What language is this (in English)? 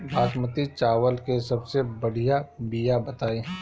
Bhojpuri